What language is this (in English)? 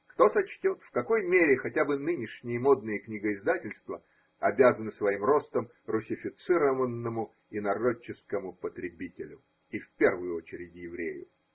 Russian